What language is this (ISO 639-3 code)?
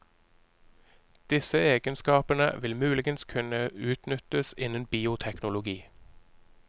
nor